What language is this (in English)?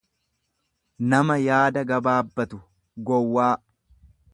Oromo